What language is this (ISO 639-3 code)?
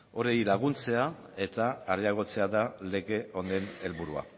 eus